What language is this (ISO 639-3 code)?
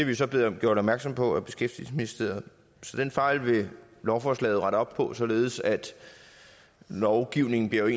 dan